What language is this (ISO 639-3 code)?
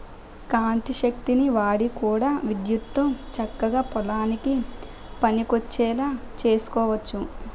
tel